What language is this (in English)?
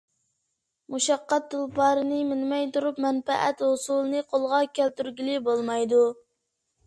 Uyghur